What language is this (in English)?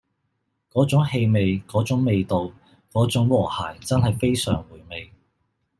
Cantonese